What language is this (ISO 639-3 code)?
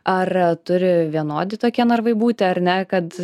lit